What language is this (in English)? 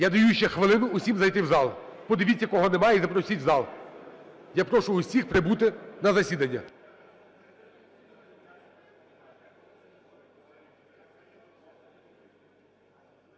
Ukrainian